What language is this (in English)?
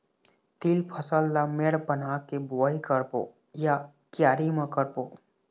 Chhattisgarhi